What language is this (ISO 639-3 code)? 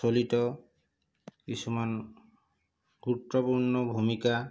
asm